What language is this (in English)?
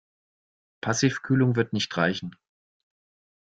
German